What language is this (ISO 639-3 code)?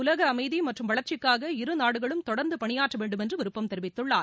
tam